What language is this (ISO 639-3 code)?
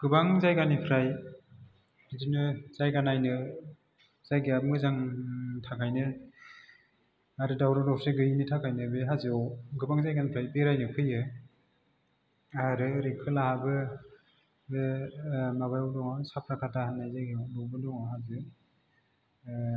brx